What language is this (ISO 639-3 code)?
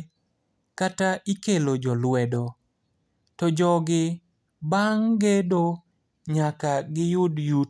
luo